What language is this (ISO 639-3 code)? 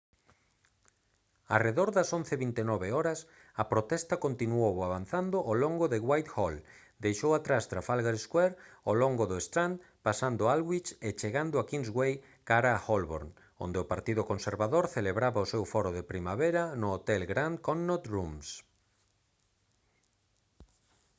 glg